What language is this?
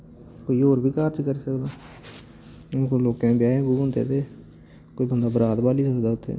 Dogri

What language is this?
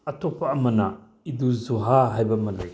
Manipuri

